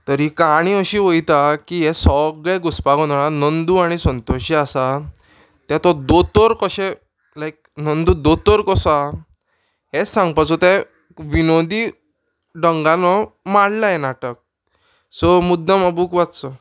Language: Konkani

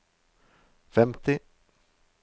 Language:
Norwegian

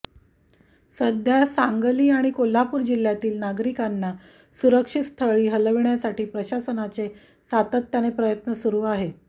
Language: Marathi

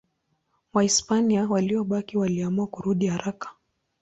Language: Swahili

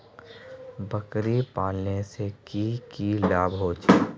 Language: Magahi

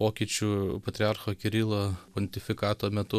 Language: Lithuanian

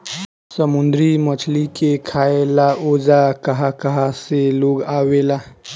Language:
Bhojpuri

